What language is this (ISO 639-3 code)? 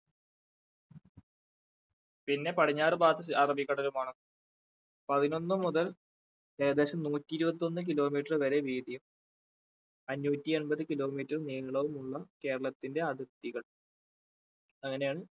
mal